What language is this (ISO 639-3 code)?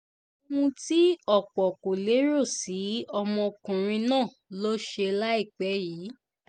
yor